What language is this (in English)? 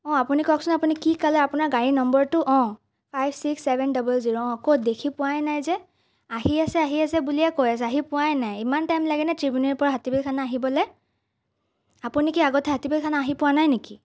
Assamese